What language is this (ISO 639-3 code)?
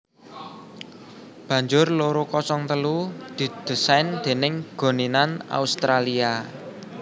jav